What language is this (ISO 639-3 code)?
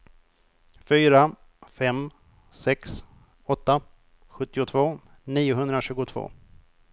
swe